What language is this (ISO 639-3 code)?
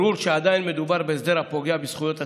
heb